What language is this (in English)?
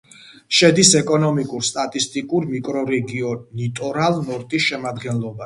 Georgian